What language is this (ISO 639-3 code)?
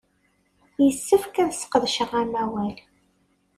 kab